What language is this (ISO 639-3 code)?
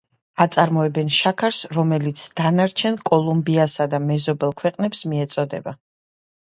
kat